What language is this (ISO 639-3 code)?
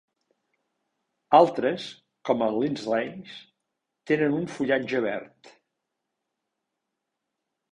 cat